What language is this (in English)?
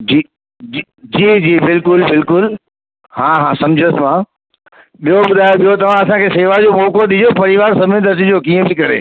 Sindhi